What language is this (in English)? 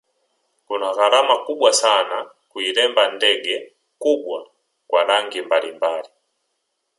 Swahili